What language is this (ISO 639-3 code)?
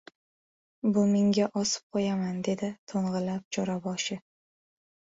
uzb